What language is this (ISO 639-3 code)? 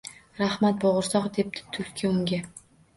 uzb